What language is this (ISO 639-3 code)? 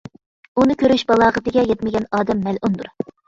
uig